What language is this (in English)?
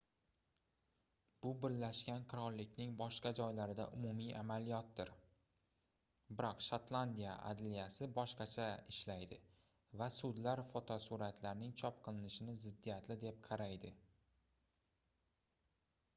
Uzbek